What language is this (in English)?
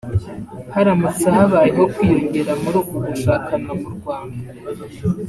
Kinyarwanda